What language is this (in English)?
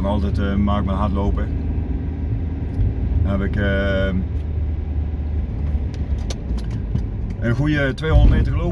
Dutch